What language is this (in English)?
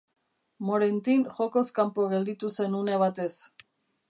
Basque